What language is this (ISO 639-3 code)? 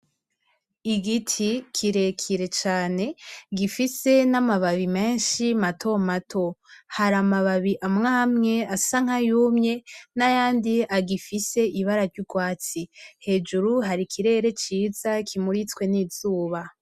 run